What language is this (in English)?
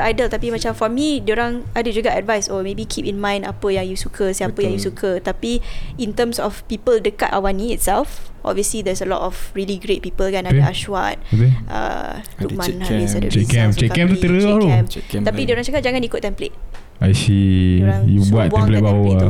Malay